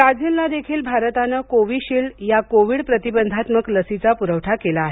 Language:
Marathi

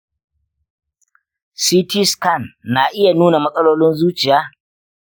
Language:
Hausa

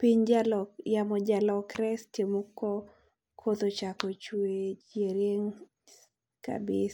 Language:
Luo (Kenya and Tanzania)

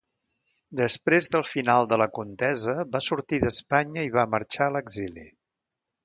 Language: Catalan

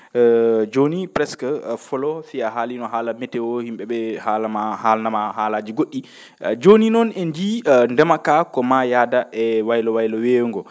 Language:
Fula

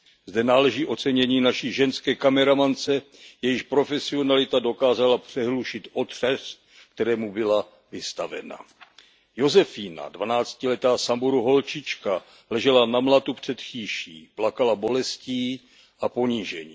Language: Czech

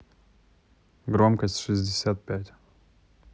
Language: Russian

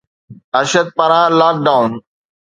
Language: Sindhi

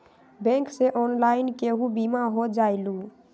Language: Magahi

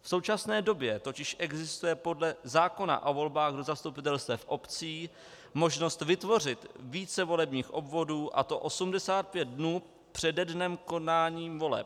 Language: Czech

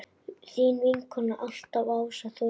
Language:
Icelandic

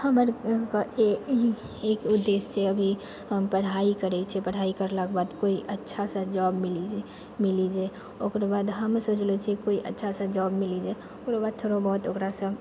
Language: Maithili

